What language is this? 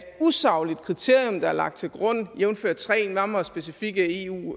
Danish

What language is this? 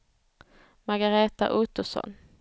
Swedish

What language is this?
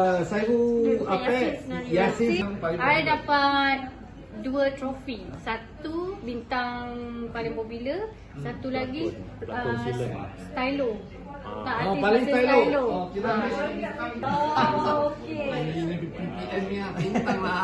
Malay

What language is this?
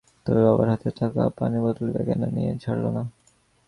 Bangla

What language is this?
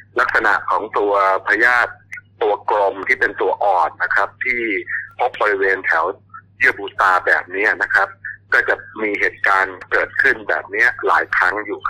Thai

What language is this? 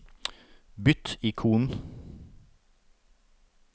Norwegian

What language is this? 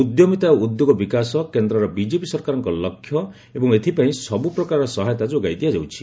Odia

